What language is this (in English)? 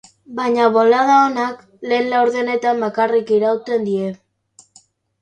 Basque